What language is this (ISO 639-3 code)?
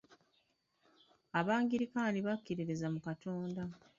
lug